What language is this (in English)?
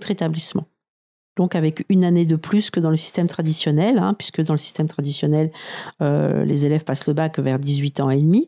French